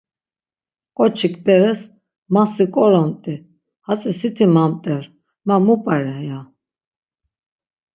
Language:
Laz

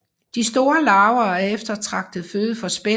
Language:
Danish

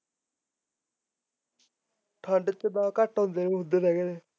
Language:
Punjabi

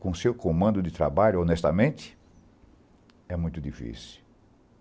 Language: Portuguese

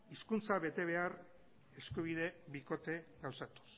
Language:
Basque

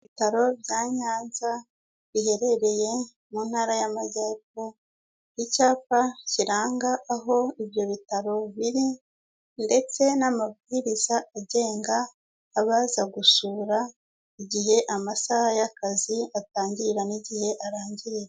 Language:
Kinyarwanda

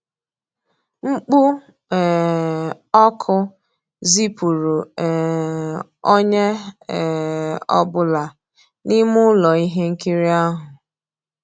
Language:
Igbo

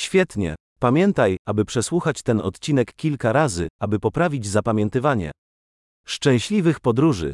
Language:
Polish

